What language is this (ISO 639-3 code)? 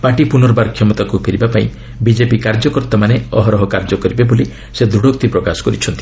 ori